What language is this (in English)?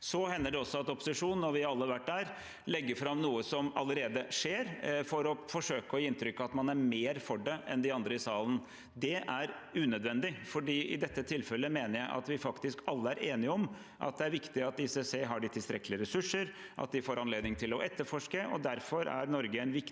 Norwegian